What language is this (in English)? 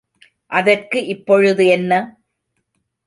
Tamil